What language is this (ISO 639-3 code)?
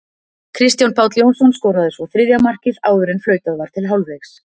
isl